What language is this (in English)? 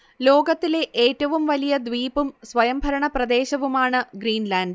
Malayalam